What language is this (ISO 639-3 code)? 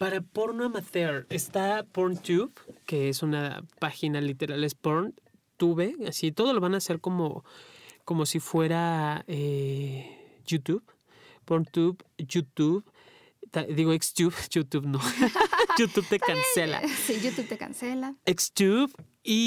spa